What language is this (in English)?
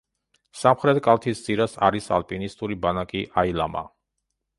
Georgian